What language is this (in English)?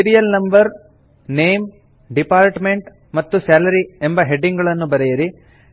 Kannada